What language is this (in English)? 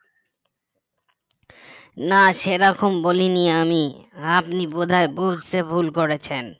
Bangla